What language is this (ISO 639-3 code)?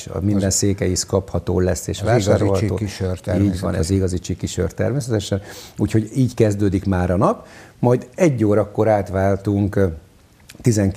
hun